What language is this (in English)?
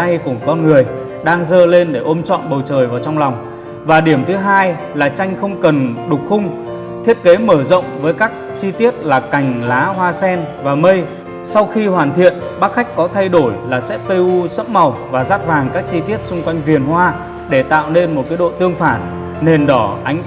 Vietnamese